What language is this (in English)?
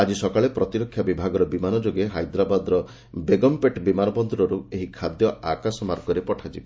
Odia